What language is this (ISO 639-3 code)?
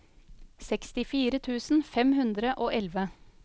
nor